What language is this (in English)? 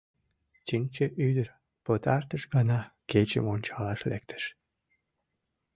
Mari